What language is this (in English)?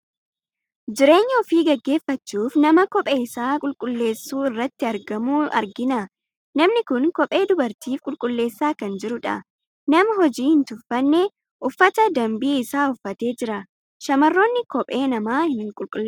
Oromo